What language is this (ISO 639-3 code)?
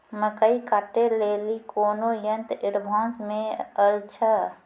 mai